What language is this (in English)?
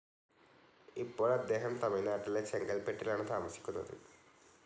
Malayalam